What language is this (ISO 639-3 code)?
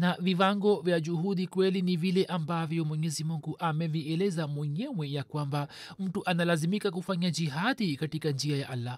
swa